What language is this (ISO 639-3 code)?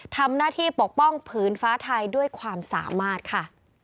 tha